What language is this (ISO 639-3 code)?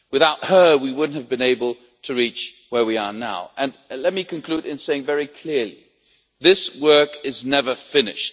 eng